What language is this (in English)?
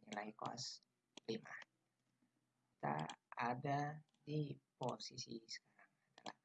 Indonesian